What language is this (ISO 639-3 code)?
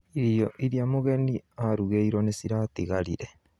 kik